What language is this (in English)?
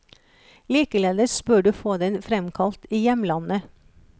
Norwegian